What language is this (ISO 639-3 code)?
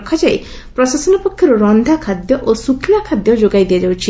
ori